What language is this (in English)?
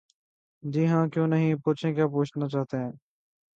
Urdu